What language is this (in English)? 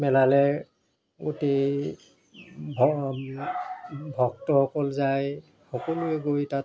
Assamese